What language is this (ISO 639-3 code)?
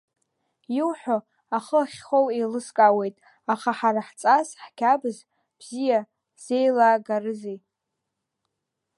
abk